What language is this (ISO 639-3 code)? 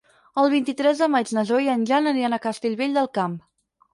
cat